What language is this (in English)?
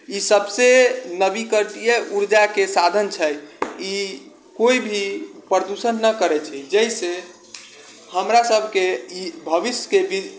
Maithili